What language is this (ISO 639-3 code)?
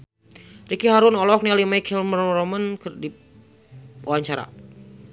sun